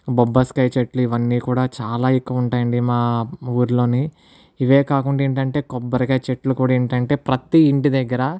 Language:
Telugu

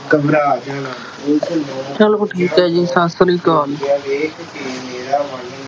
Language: Punjabi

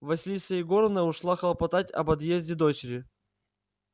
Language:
Russian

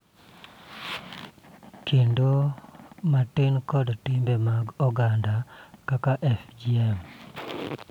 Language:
Luo (Kenya and Tanzania)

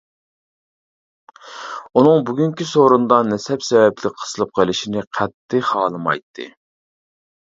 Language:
Uyghur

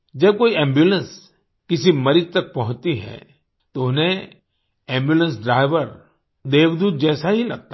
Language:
Hindi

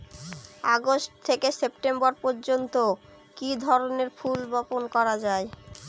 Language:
Bangla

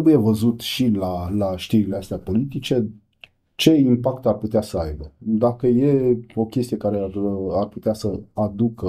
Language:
Romanian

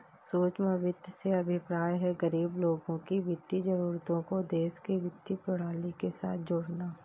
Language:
Hindi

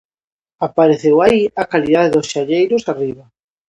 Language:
Galician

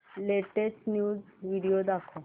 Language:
Marathi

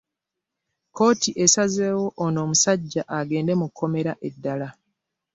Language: Ganda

